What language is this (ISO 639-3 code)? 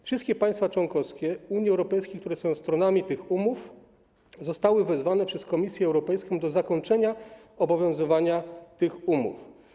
pol